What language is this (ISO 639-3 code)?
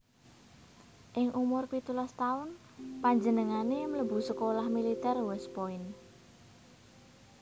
jav